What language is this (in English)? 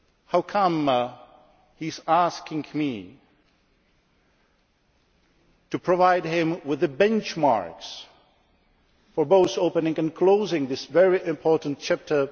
English